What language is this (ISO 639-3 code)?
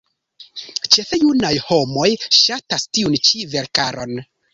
epo